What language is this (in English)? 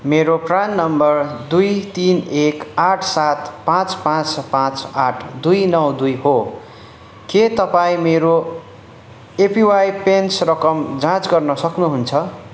Nepali